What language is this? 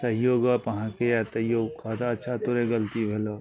Maithili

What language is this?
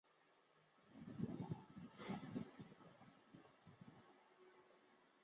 Chinese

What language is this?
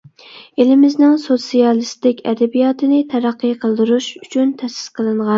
Uyghur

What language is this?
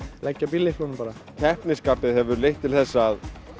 Icelandic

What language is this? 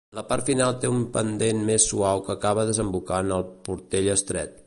Catalan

